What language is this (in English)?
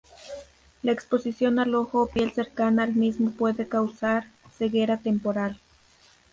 Spanish